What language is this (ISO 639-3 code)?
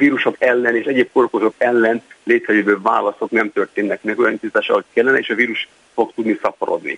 hun